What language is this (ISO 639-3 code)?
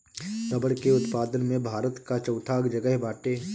bho